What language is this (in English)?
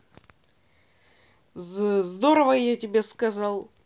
Russian